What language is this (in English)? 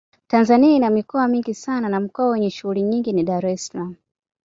Swahili